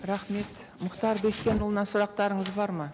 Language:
Kazakh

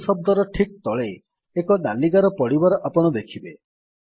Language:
Odia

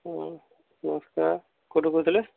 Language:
Odia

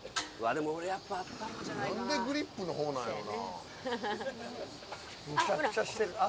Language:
Japanese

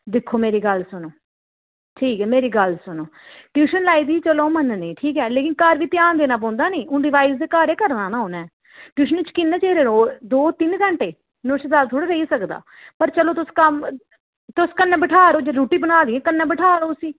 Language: Dogri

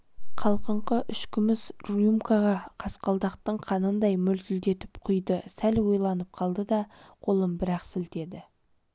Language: Kazakh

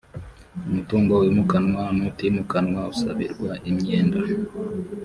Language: Kinyarwanda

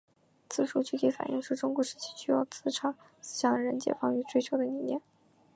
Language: Chinese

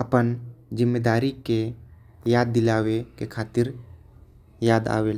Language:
Korwa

